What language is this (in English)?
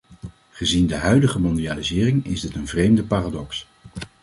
Dutch